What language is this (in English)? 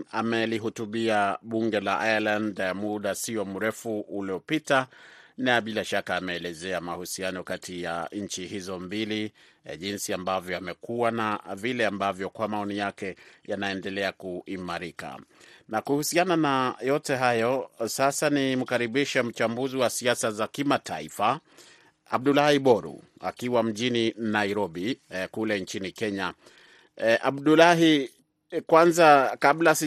Swahili